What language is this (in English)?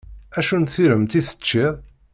Kabyle